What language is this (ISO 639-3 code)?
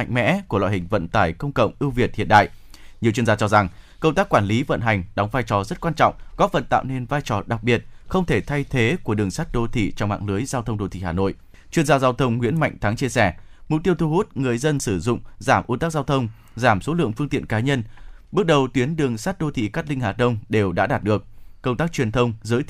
vie